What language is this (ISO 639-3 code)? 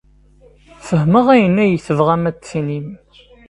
kab